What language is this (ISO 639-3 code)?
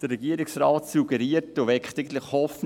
gsw